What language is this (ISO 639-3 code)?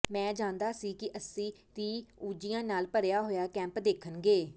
pan